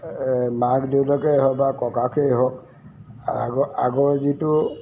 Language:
Assamese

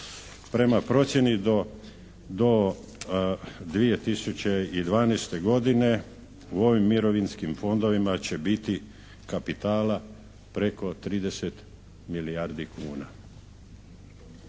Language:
Croatian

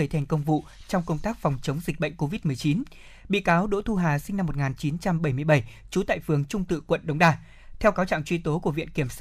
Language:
Vietnamese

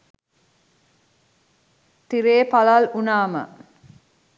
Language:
Sinhala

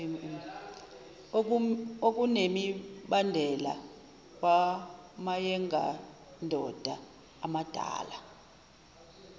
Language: Zulu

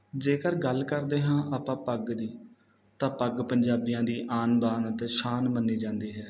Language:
Punjabi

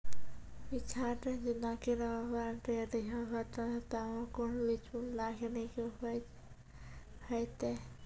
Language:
Maithili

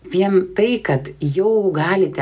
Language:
Lithuanian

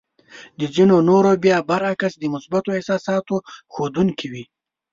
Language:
Pashto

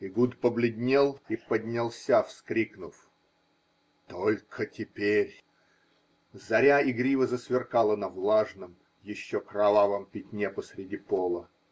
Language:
Russian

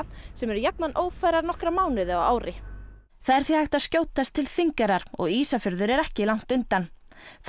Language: Icelandic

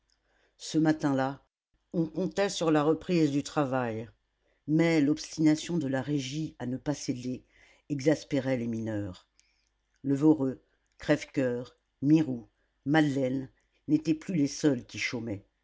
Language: French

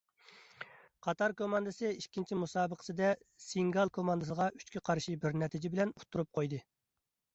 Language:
Uyghur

